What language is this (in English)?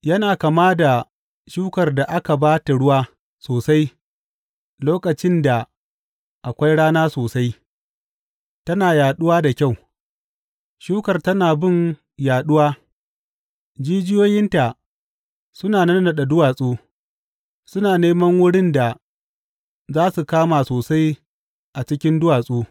Hausa